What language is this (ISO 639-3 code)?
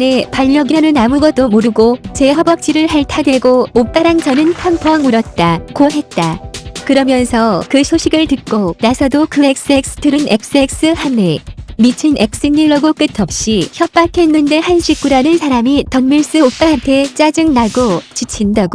kor